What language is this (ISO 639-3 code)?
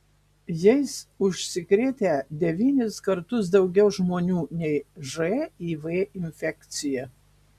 lit